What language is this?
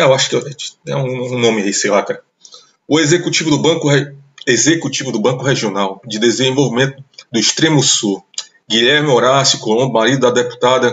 Portuguese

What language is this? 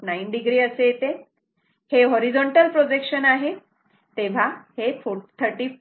Marathi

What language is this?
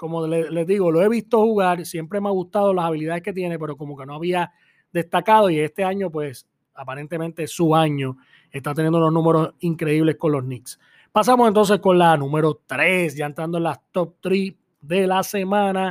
Spanish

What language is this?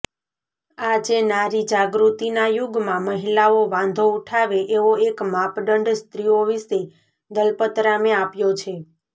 Gujarati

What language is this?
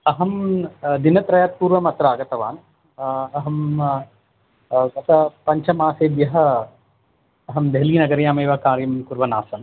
Sanskrit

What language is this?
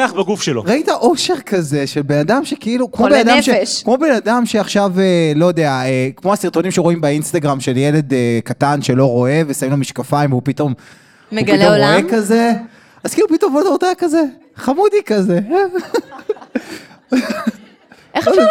Hebrew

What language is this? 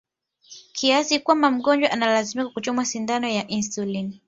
Swahili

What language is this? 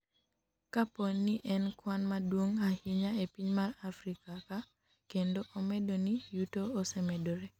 Luo (Kenya and Tanzania)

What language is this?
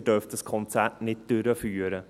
Swiss German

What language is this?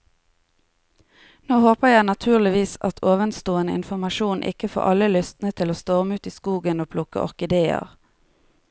Norwegian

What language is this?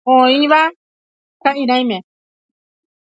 Guarani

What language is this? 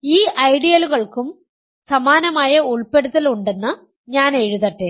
Malayalam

